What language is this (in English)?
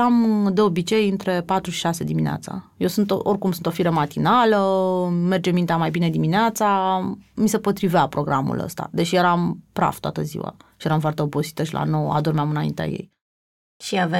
Romanian